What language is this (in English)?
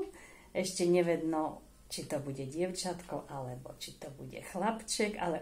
Slovak